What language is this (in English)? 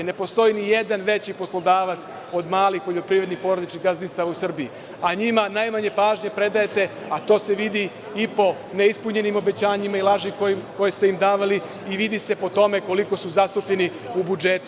Serbian